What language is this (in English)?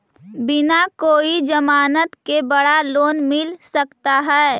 Magahi